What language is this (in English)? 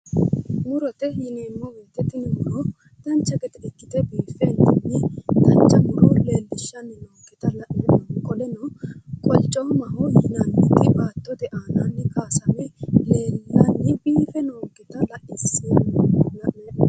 Sidamo